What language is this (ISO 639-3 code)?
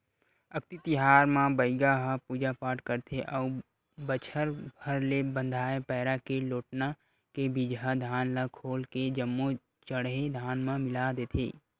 hne